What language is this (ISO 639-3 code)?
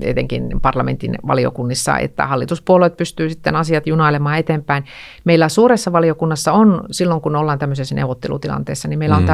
fin